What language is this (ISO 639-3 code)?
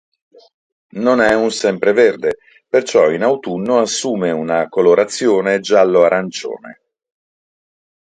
ita